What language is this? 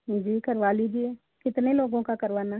Hindi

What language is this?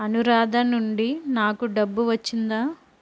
Telugu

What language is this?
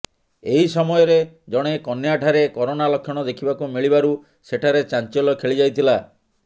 Odia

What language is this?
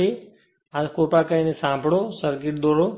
Gujarati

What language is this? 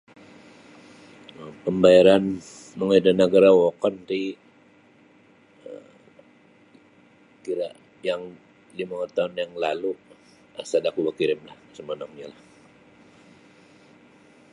Sabah Bisaya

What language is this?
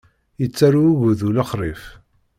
Kabyle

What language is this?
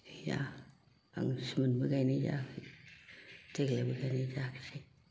Bodo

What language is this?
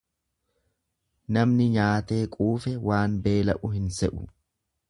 Oromo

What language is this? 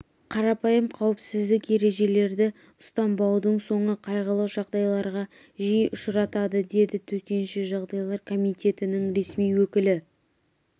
Kazakh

